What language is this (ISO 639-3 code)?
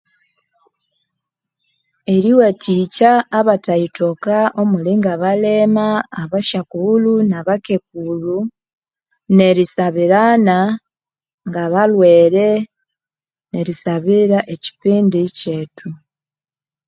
koo